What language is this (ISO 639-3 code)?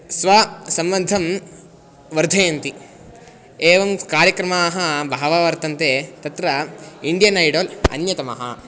san